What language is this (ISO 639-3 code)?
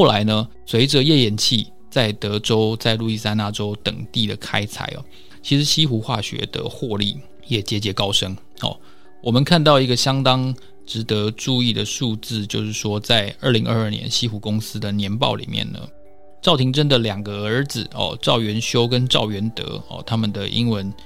zho